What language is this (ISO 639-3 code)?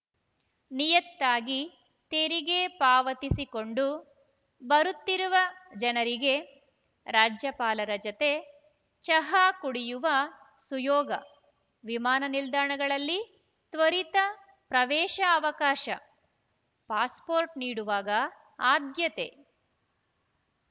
kan